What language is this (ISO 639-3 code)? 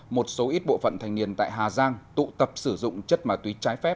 vie